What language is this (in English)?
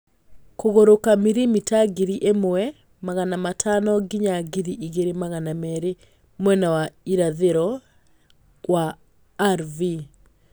Kikuyu